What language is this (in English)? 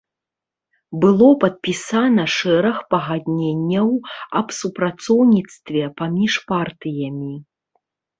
Belarusian